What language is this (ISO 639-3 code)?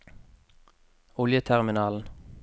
nor